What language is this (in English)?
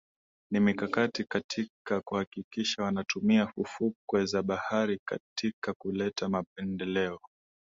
Swahili